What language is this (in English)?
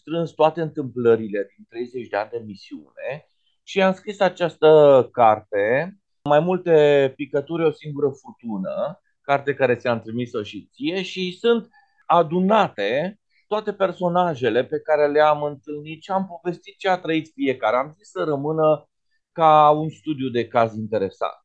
Romanian